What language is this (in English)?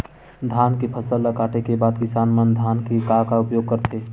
Chhattisgarhi